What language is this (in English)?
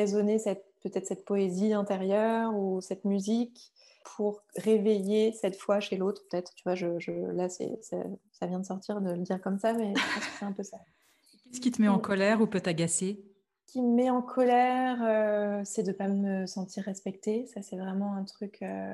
French